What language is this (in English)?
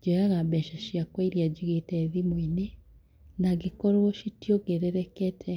Kikuyu